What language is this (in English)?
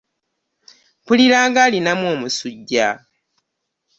Ganda